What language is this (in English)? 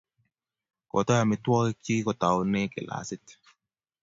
Kalenjin